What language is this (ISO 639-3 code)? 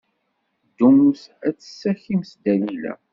kab